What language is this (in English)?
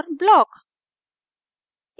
Hindi